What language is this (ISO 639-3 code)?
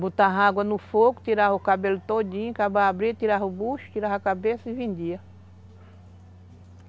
por